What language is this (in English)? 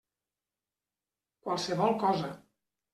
Catalan